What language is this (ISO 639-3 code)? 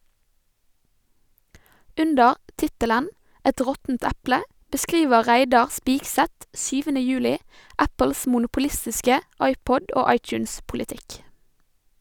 nor